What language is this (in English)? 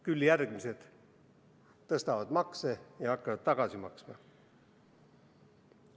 Estonian